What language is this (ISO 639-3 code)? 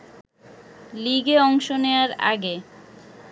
ben